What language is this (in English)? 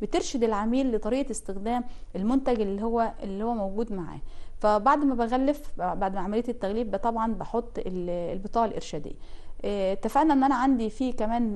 Arabic